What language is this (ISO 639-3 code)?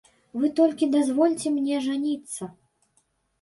bel